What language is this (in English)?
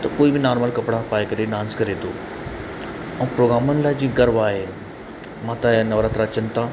Sindhi